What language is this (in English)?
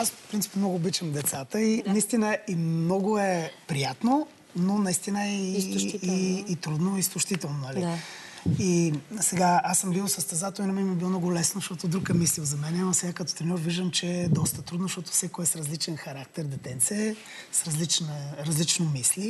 Bulgarian